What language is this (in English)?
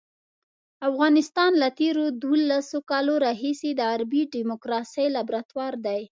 Pashto